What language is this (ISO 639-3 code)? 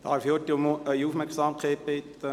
gsw